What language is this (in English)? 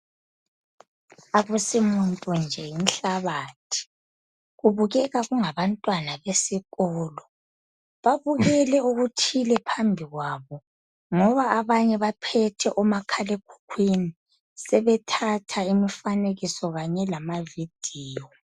North Ndebele